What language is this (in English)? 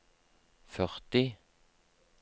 Norwegian